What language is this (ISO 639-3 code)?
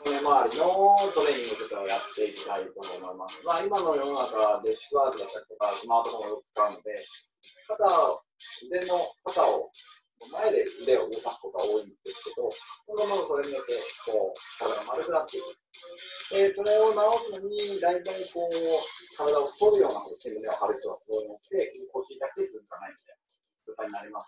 jpn